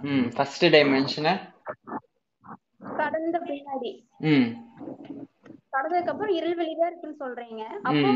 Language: Tamil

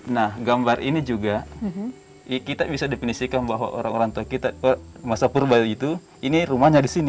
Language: Indonesian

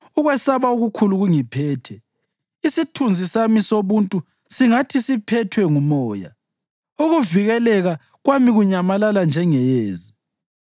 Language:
North Ndebele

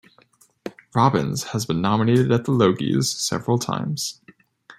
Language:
English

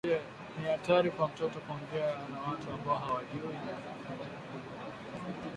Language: Swahili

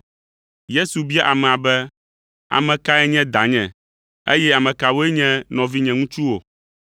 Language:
Ewe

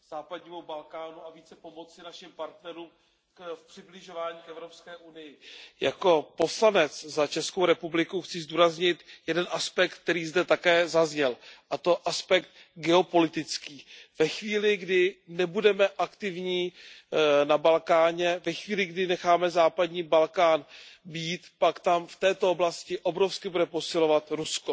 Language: Czech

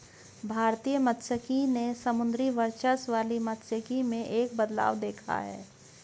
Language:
Hindi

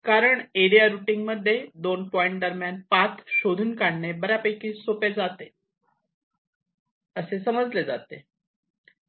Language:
Marathi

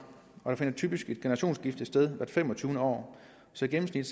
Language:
Danish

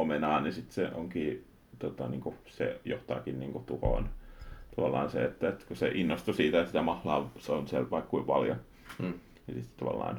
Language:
Finnish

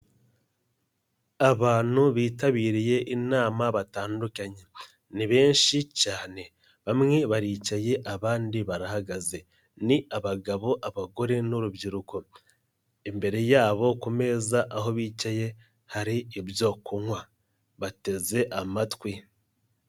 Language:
Kinyarwanda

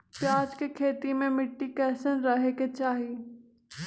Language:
Magahi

